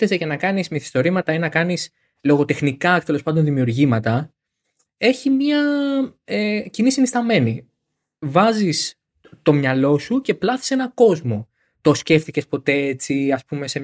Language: Greek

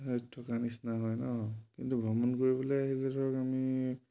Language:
Assamese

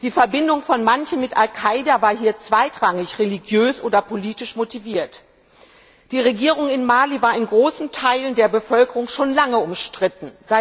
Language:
German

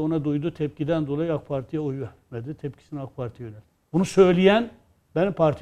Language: Turkish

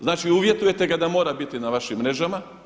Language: Croatian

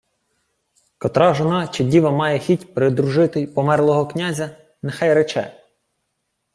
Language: Ukrainian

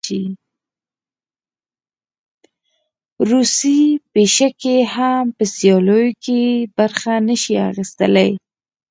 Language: Pashto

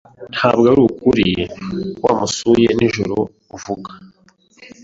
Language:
Kinyarwanda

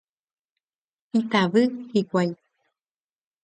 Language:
Guarani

